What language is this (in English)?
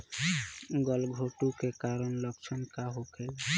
Bhojpuri